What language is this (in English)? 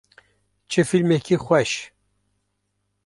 Kurdish